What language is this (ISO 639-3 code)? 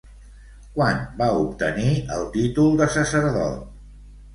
cat